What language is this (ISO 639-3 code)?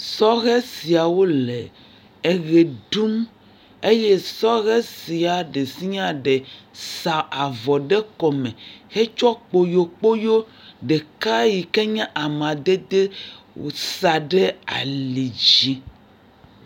ewe